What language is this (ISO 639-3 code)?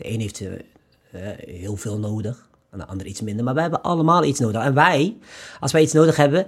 nld